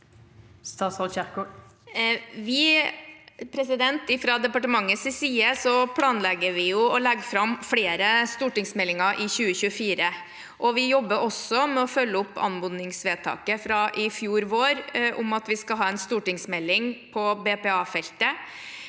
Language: Norwegian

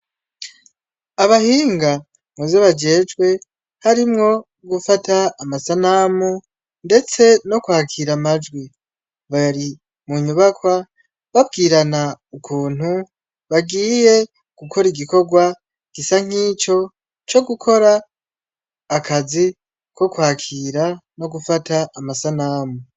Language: Rundi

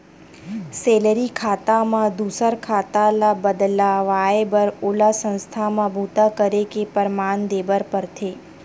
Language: Chhattisgarhi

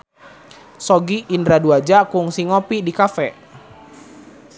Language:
Sundanese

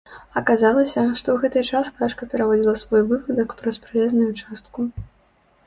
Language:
Belarusian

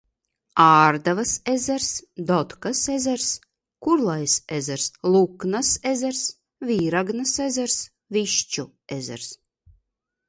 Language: Latvian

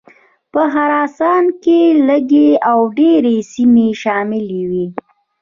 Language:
Pashto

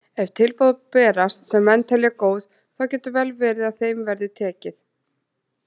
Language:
Icelandic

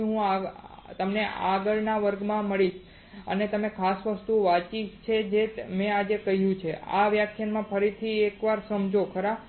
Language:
Gujarati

